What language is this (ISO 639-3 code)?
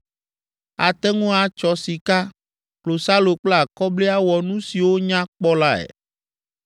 ewe